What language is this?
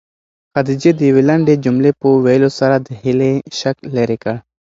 Pashto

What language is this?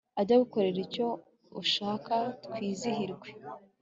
Kinyarwanda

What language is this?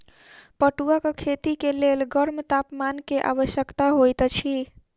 Maithili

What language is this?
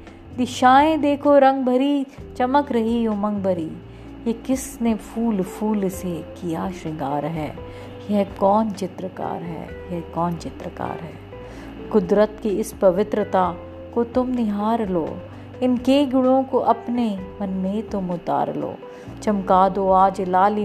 Hindi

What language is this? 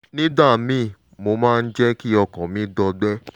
Yoruba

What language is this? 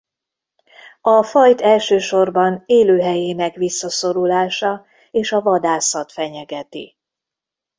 Hungarian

